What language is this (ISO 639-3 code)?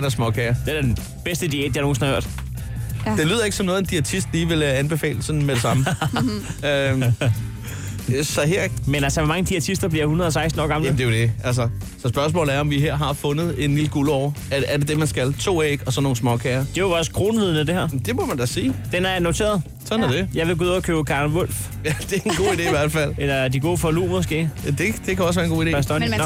dan